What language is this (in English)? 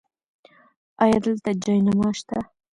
Pashto